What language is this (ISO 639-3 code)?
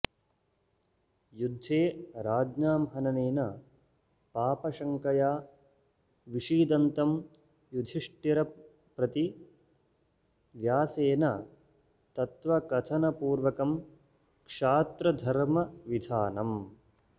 san